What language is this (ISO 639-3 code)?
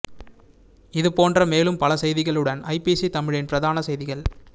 tam